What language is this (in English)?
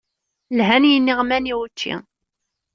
Kabyle